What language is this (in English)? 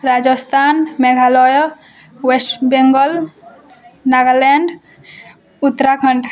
Odia